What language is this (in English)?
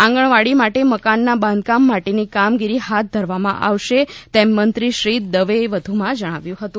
Gujarati